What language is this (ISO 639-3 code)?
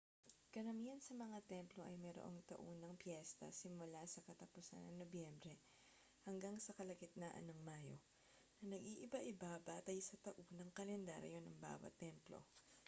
fil